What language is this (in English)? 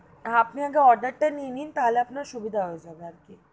Bangla